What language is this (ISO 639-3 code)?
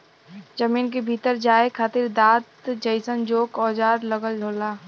bho